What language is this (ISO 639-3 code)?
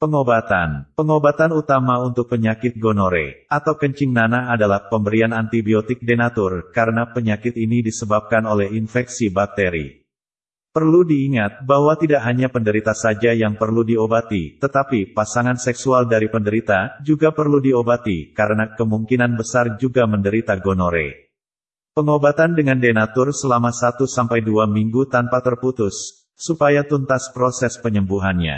ind